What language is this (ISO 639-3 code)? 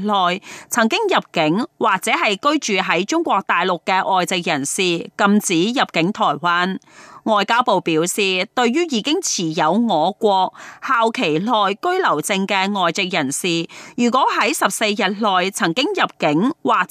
zho